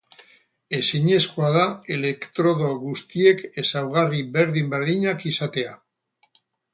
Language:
Basque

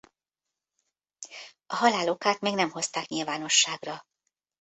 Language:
Hungarian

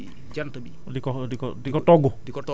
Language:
Wolof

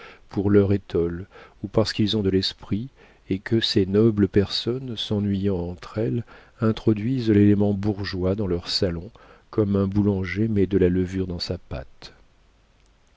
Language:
French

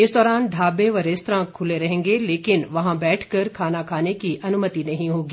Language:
Hindi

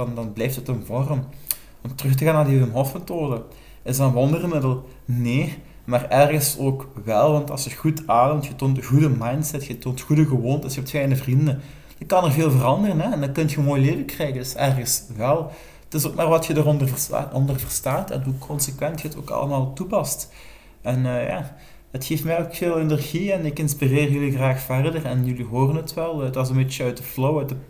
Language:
Dutch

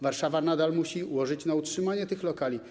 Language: Polish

